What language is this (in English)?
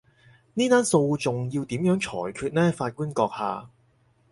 Cantonese